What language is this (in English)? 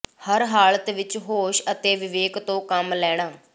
Punjabi